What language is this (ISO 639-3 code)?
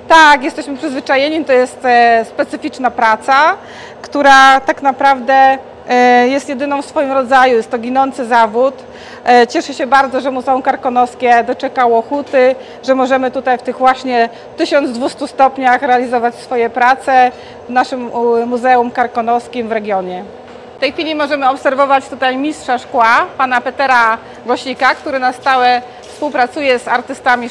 pol